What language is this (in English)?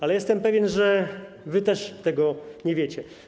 Polish